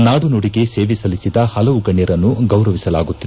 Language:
Kannada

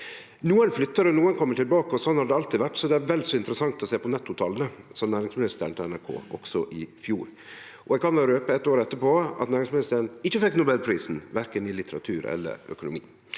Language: Norwegian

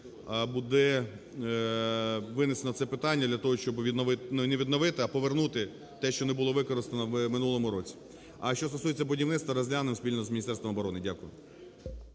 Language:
Ukrainian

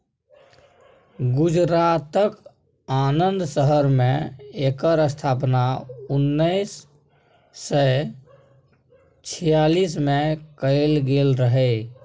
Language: Maithili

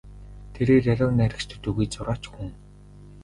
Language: Mongolian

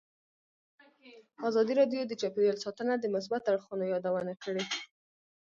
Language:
Pashto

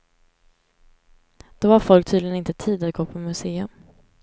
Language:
Swedish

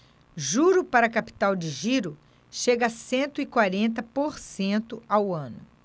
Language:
Portuguese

